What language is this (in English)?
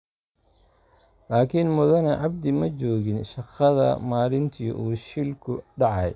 Somali